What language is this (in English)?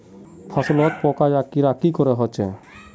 Magahi